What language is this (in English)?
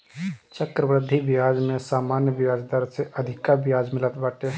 Bhojpuri